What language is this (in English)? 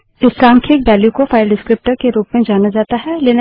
Hindi